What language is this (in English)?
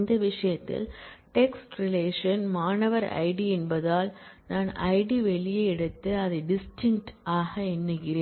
Tamil